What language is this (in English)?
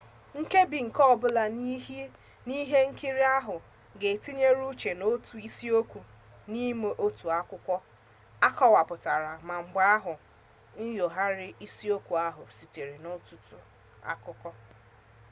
Igbo